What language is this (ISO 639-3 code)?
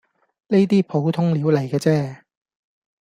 yue